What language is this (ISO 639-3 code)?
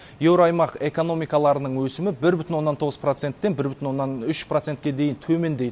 kaz